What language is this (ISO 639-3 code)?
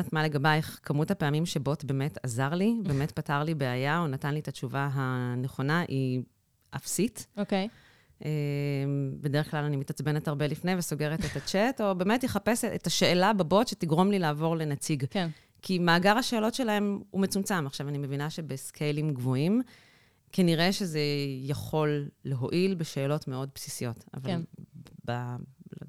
heb